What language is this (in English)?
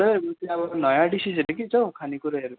Nepali